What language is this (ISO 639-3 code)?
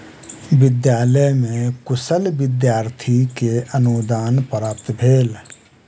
mai